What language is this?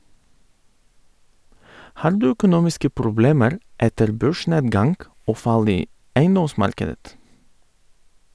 Norwegian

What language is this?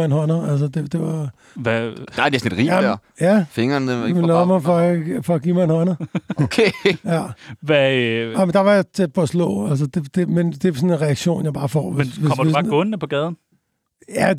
Danish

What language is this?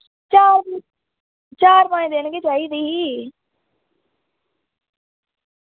Dogri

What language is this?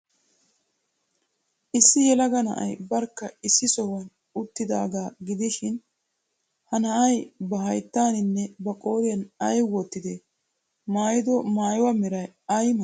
Wolaytta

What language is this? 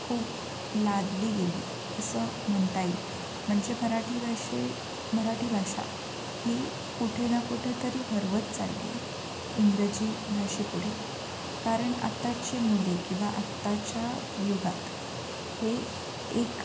Marathi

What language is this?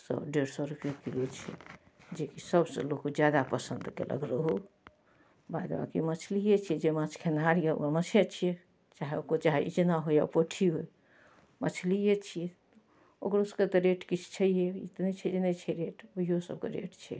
Maithili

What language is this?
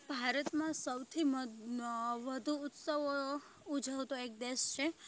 Gujarati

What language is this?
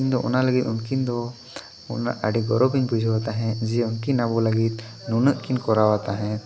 Santali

